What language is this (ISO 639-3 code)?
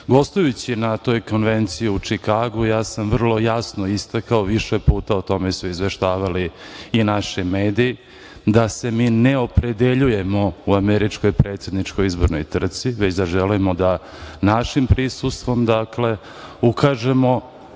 srp